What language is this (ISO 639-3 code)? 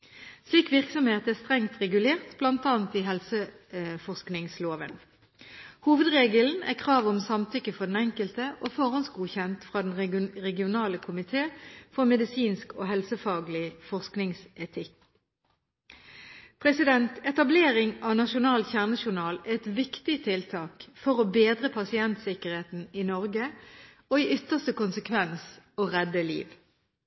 nob